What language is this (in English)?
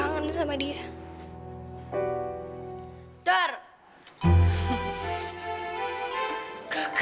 Indonesian